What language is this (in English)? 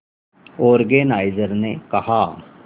Hindi